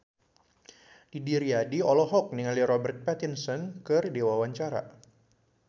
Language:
Sundanese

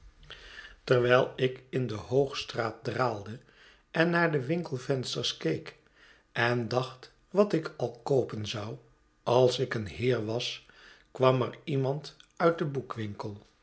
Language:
Dutch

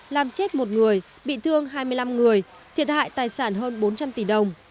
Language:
Vietnamese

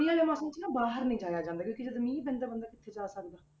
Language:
Punjabi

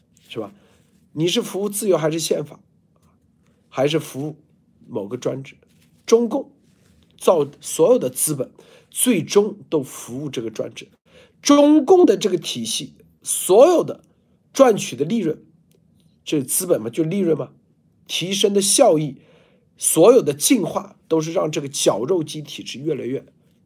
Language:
Chinese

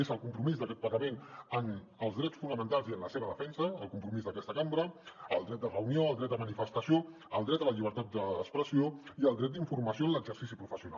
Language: Catalan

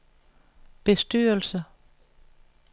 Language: Danish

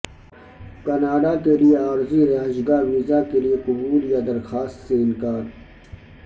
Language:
Urdu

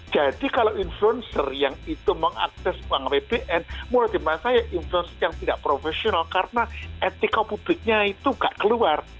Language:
Indonesian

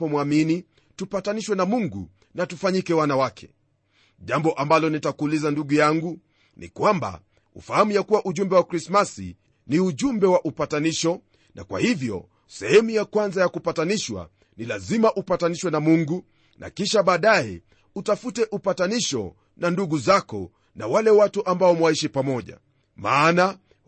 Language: Swahili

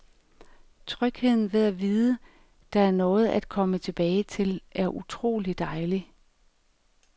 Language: Danish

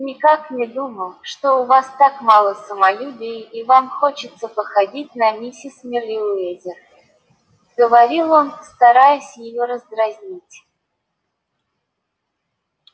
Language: Russian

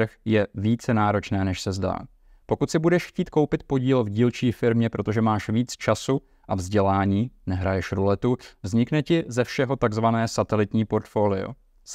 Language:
Czech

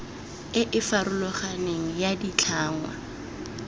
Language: Tswana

